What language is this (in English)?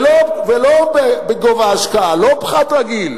Hebrew